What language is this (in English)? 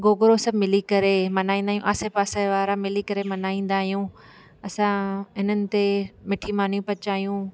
Sindhi